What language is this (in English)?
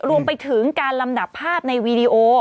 Thai